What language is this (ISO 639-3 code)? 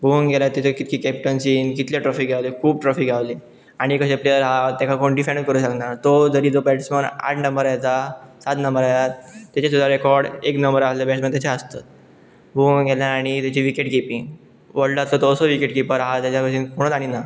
kok